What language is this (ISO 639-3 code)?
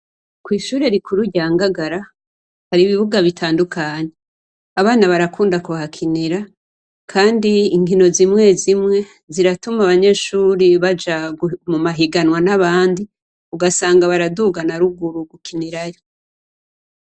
run